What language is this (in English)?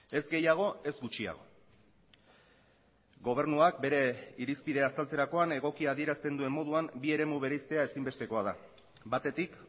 Basque